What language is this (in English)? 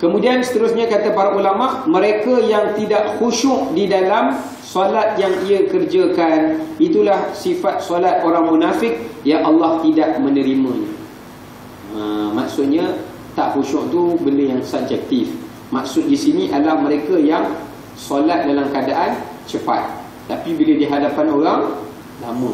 Malay